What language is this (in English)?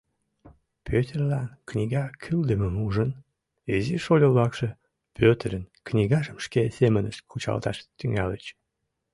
Mari